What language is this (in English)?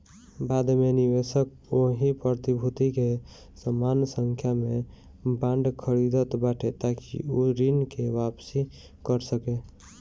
Bhojpuri